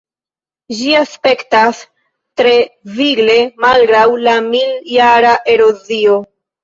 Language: Esperanto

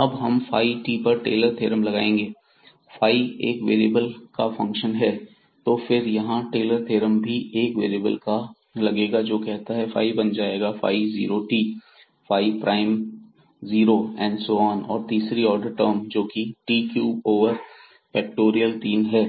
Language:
Hindi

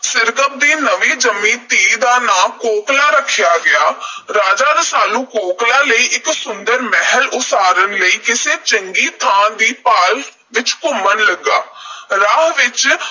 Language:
Punjabi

